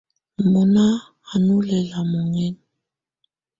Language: Tunen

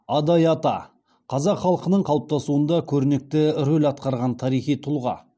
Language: Kazakh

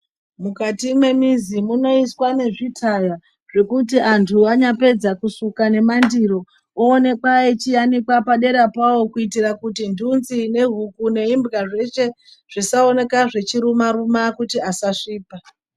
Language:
Ndau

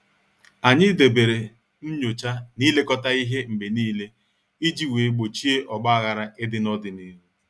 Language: Igbo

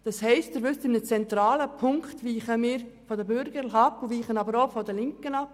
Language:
Swiss German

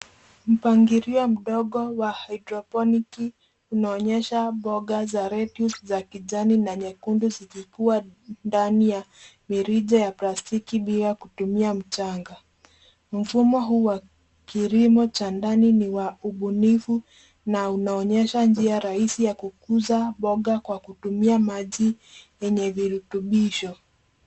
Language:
Swahili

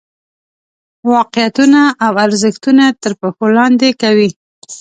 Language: Pashto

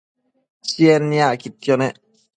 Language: Matsés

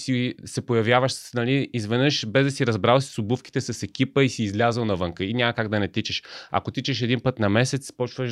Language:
Bulgarian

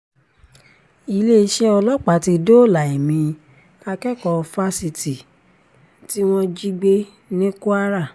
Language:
Yoruba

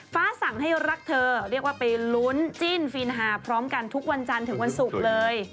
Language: Thai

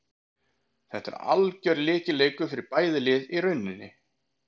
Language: Icelandic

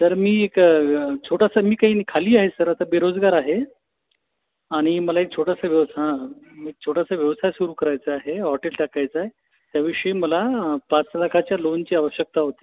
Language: Marathi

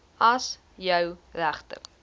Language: Afrikaans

